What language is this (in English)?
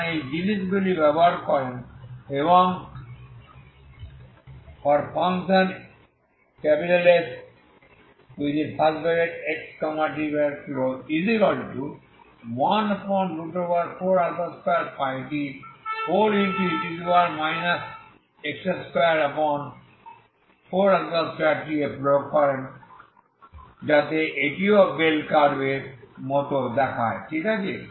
Bangla